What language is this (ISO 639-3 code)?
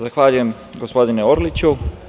srp